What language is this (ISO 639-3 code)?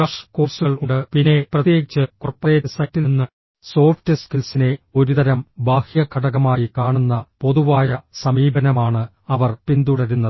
mal